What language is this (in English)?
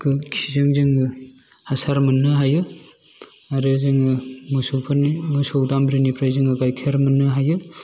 Bodo